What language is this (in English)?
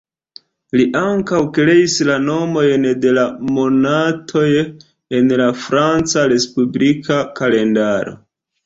Esperanto